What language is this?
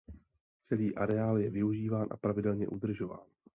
Czech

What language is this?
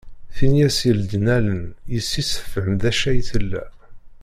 Kabyle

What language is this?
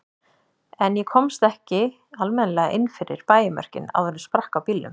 Icelandic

